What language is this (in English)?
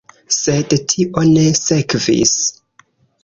Esperanto